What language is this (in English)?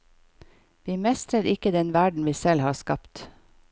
Norwegian